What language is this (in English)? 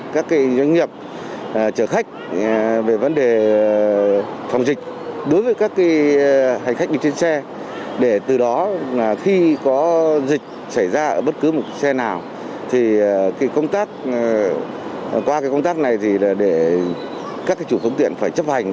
Vietnamese